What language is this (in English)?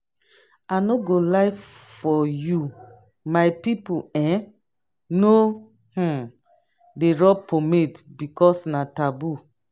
Nigerian Pidgin